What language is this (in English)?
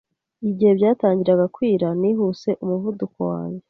Kinyarwanda